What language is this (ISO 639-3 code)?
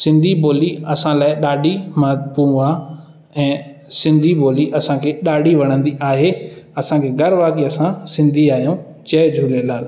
snd